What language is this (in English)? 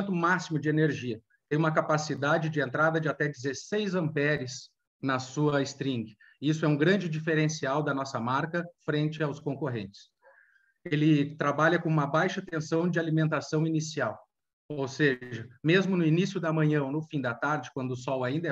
Portuguese